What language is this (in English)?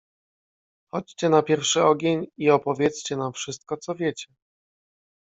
Polish